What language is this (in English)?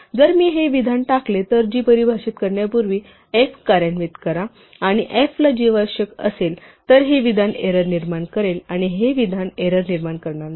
Marathi